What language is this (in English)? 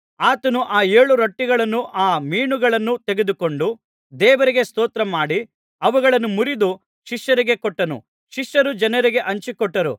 Kannada